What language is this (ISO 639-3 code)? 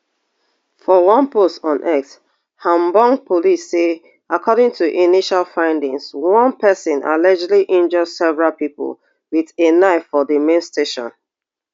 pcm